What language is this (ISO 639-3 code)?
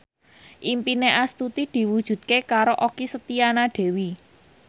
jav